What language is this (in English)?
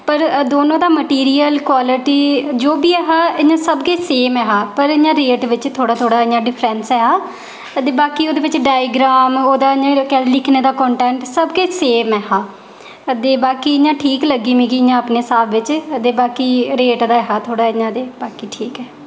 Dogri